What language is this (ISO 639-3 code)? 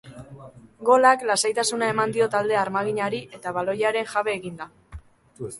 eus